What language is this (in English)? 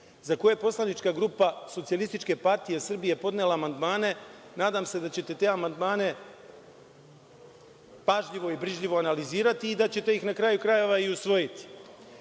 Serbian